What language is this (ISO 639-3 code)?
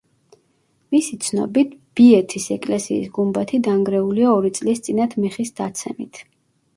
kat